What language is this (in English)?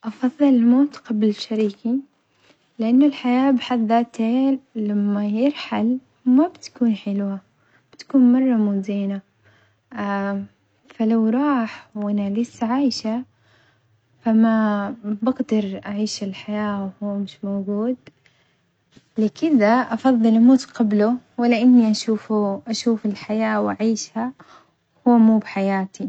Omani Arabic